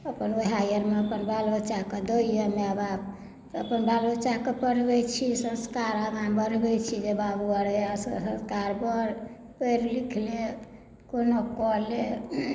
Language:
Maithili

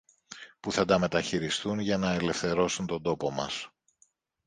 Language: Greek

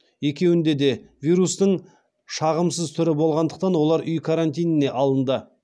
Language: Kazakh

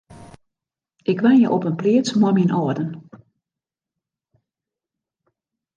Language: Western Frisian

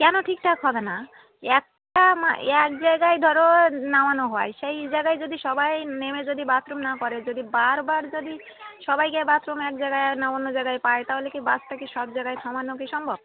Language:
Bangla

